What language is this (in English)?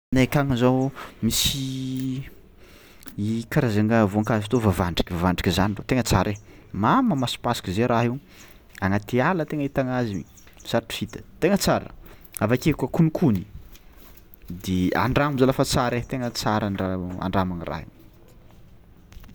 Tsimihety Malagasy